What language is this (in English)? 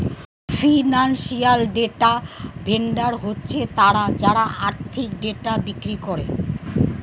Bangla